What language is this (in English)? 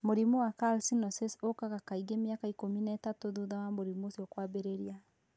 Kikuyu